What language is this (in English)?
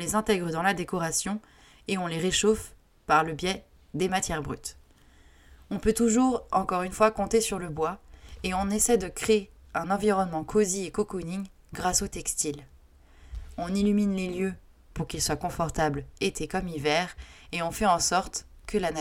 French